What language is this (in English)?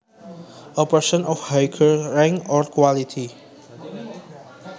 Javanese